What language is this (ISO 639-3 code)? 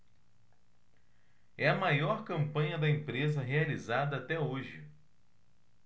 por